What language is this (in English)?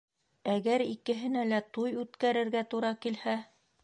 Bashkir